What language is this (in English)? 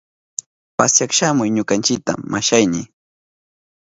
Southern Pastaza Quechua